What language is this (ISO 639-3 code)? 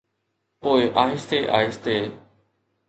snd